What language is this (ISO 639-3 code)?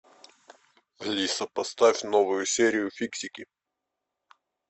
rus